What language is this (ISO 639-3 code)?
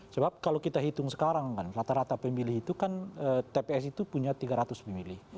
ind